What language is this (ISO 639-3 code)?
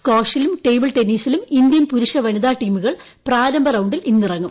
mal